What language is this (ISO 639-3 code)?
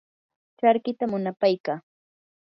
qur